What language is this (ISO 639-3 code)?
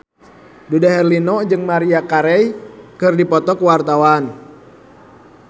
sun